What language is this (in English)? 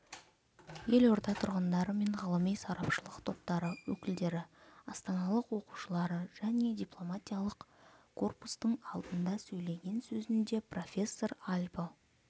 Kazakh